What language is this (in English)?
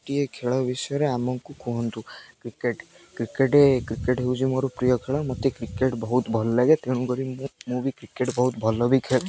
Odia